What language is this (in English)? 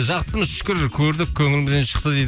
Kazakh